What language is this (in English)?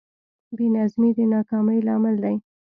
Pashto